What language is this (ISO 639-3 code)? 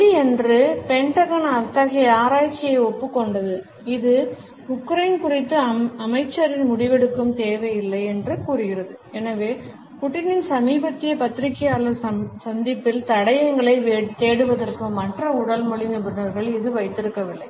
tam